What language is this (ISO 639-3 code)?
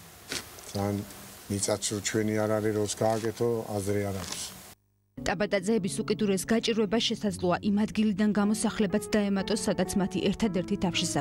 ron